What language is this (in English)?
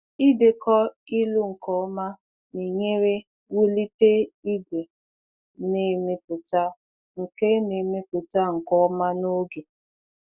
Igbo